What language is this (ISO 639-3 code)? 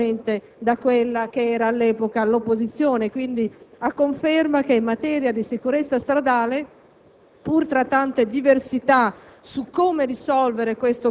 ita